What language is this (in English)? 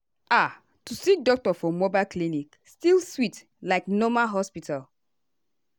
Nigerian Pidgin